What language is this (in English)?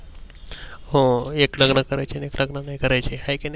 Marathi